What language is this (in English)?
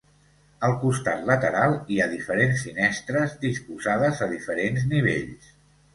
Catalan